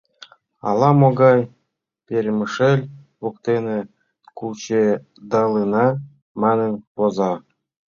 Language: Mari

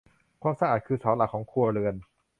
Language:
Thai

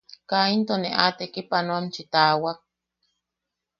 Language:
Yaqui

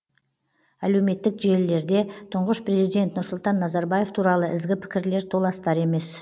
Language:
Kazakh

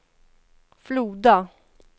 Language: Swedish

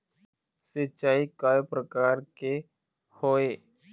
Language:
Chhattisgarhi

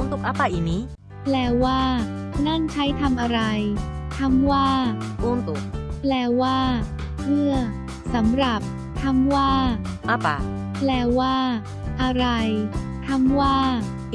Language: Thai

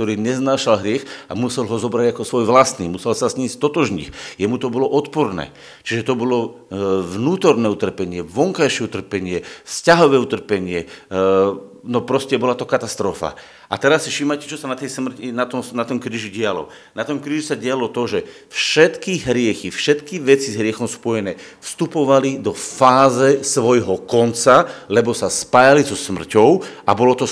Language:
Slovak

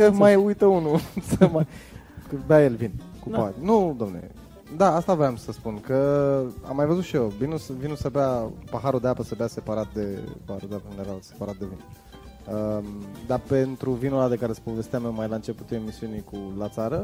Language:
Romanian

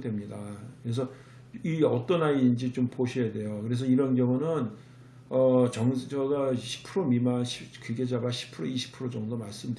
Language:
Korean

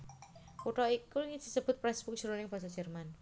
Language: Javanese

